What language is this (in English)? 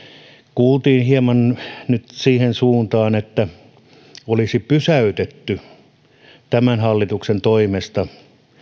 Finnish